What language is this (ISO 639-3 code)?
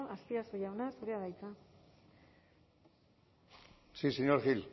eus